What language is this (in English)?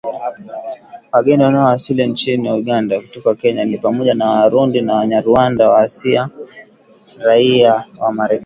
Swahili